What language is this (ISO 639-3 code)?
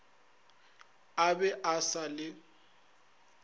nso